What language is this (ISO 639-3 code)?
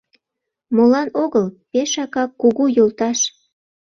chm